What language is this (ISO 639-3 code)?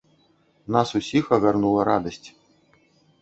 bel